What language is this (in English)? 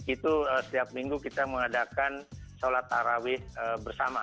Indonesian